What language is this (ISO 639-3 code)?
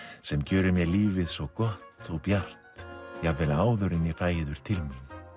isl